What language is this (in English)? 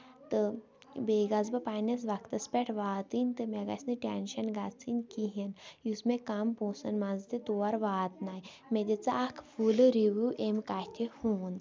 Kashmiri